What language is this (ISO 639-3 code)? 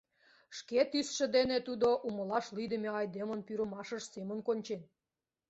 chm